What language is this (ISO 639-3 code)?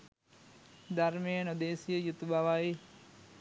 sin